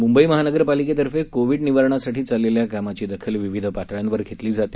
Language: Marathi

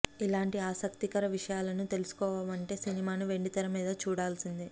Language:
Telugu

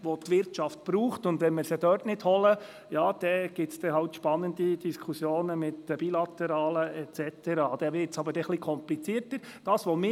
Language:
Swiss German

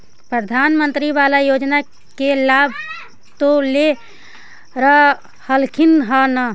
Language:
Magahi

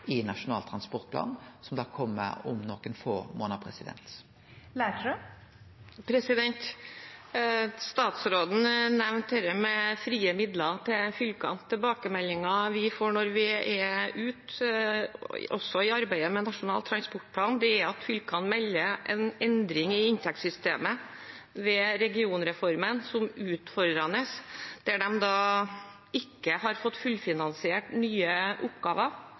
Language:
Norwegian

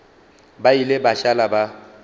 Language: Northern Sotho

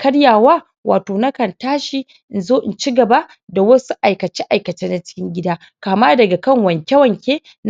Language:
Hausa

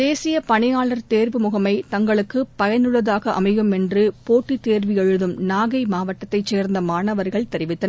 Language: Tamil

